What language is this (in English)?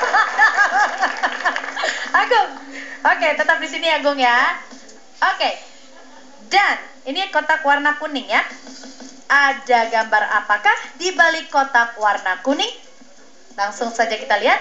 Indonesian